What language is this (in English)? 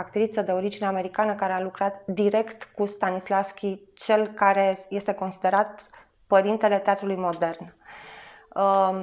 Romanian